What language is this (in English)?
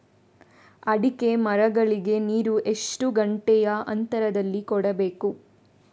Kannada